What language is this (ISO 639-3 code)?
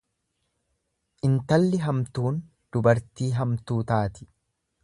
orm